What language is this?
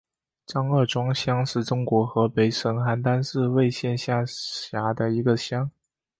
Chinese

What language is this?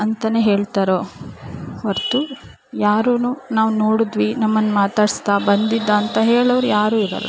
Kannada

